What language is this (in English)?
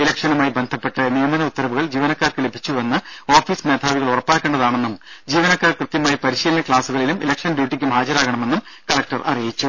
Malayalam